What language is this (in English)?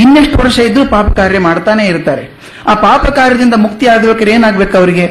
Kannada